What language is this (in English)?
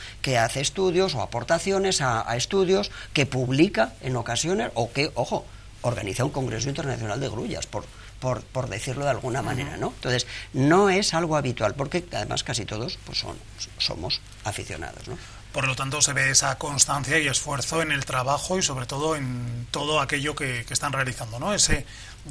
Spanish